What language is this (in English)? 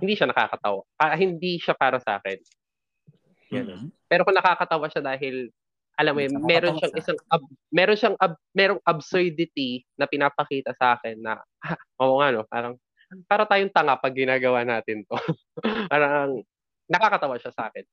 Filipino